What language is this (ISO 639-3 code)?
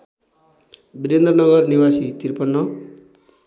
nep